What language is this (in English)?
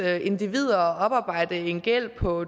Danish